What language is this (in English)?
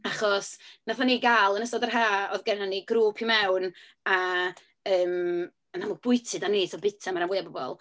Welsh